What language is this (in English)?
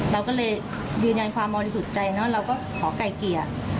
Thai